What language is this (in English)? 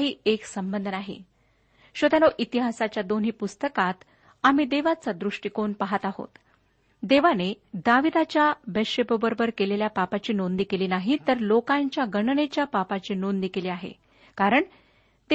Marathi